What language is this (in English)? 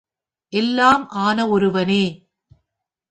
Tamil